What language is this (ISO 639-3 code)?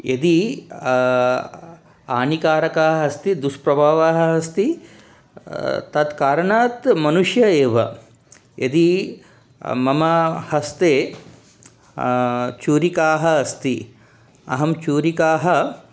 san